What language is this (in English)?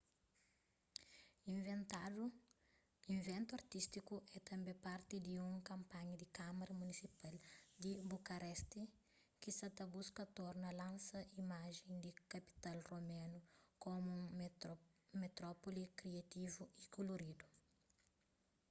Kabuverdianu